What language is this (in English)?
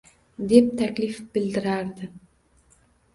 Uzbek